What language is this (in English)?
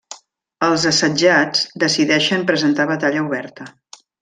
Catalan